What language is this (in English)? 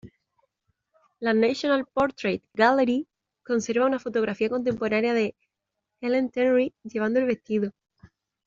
Spanish